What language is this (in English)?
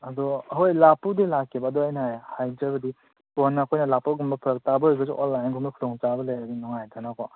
Manipuri